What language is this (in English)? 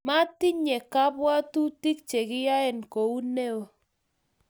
Kalenjin